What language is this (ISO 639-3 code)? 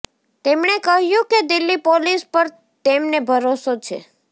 guj